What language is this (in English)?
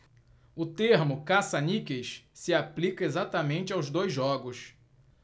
Portuguese